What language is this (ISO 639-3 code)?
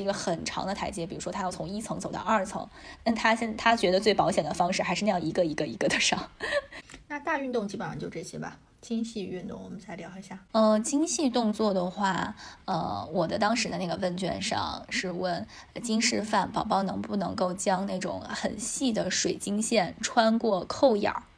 zho